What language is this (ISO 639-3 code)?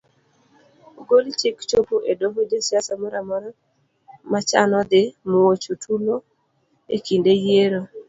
luo